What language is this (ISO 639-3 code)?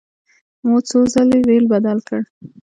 pus